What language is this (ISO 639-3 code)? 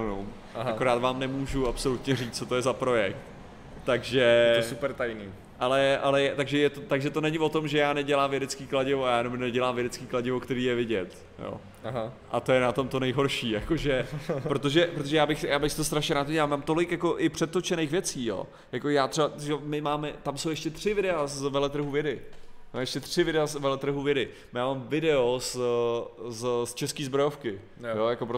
ces